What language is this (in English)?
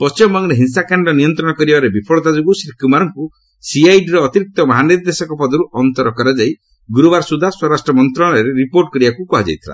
Odia